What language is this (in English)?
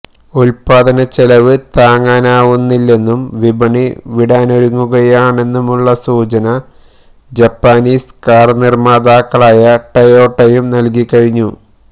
Malayalam